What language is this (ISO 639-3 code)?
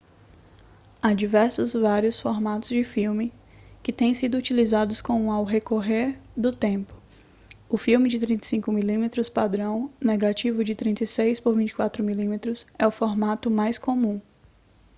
por